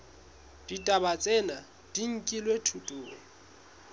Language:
Southern Sotho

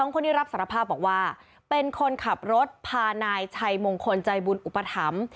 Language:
Thai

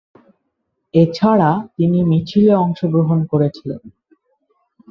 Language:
Bangla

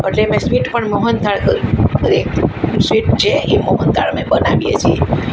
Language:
Gujarati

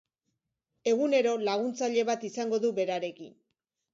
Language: Basque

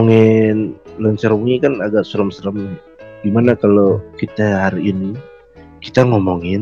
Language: Indonesian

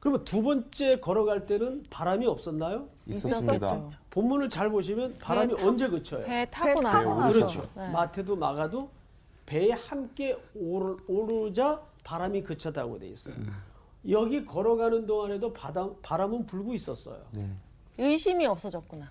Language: Korean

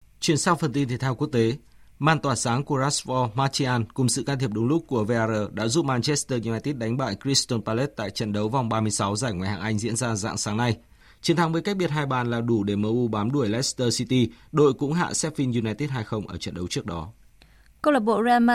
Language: Vietnamese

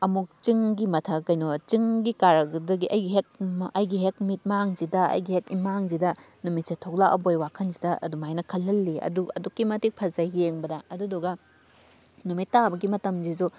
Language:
Manipuri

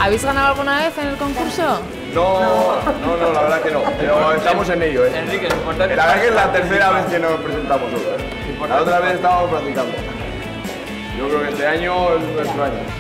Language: Spanish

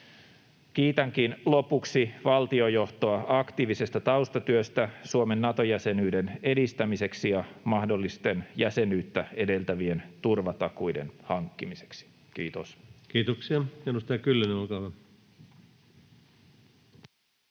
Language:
Finnish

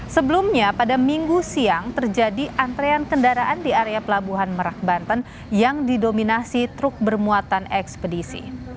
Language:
Indonesian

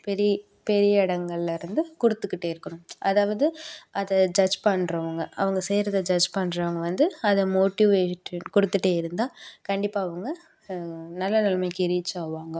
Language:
Tamil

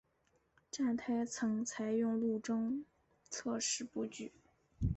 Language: Chinese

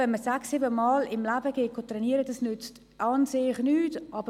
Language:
Swiss German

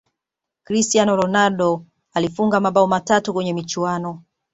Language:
Swahili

